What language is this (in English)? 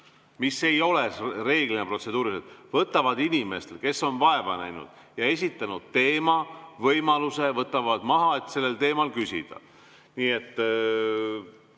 Estonian